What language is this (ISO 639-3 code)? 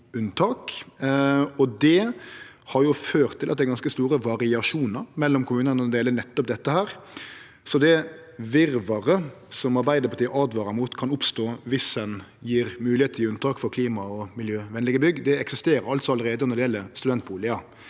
nor